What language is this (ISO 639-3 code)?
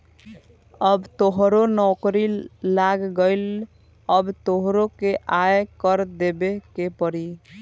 bho